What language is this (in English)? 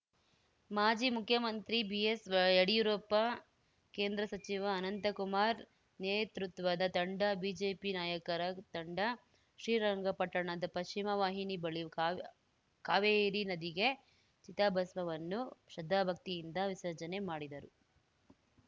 Kannada